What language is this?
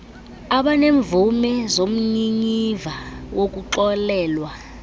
Xhosa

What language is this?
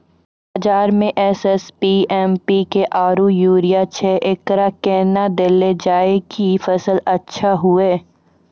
Maithili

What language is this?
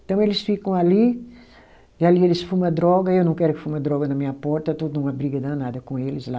Portuguese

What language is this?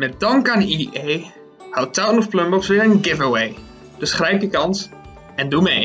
Dutch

